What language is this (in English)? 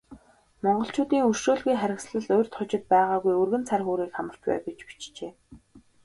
Mongolian